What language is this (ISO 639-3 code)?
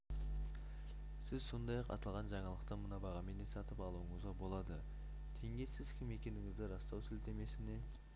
kaz